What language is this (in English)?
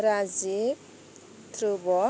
Bodo